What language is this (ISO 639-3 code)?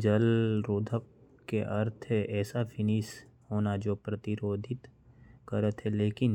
kfp